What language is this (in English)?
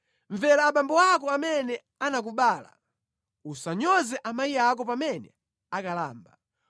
Nyanja